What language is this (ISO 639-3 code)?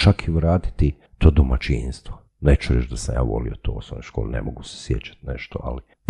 hrv